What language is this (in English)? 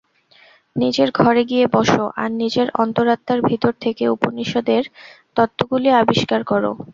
Bangla